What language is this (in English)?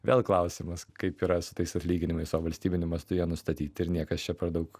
Lithuanian